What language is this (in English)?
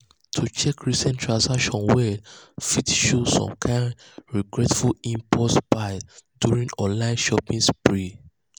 Nigerian Pidgin